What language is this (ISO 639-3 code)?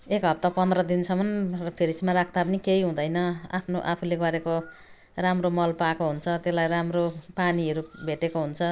nep